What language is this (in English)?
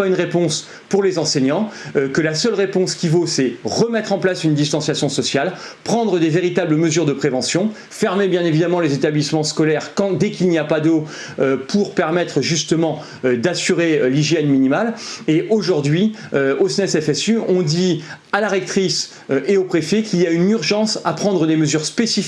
French